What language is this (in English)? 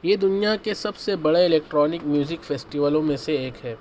Urdu